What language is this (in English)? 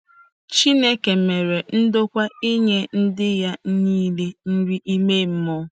Igbo